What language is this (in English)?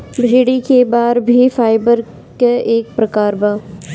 Bhojpuri